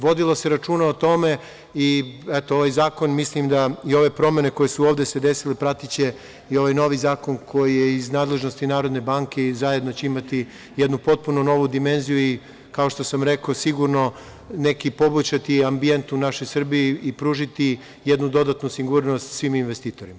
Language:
Serbian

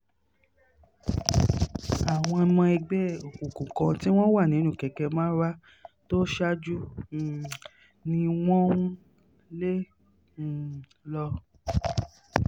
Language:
Yoruba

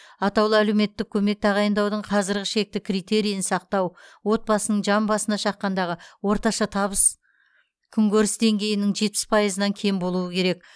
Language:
Kazakh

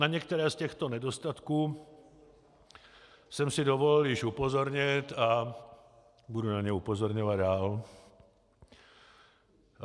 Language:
Czech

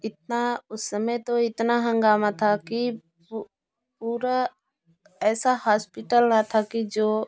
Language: Hindi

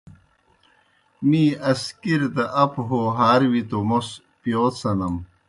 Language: Kohistani Shina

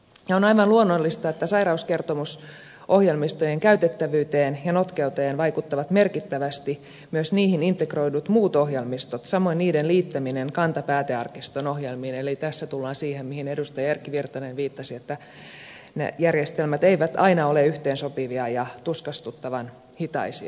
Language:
Finnish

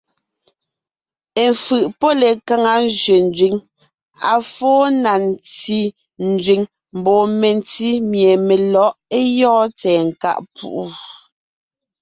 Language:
Ngiemboon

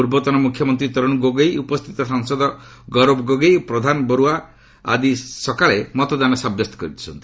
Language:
Odia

